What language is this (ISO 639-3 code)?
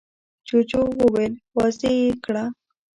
pus